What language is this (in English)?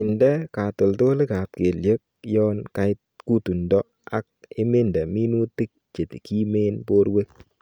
Kalenjin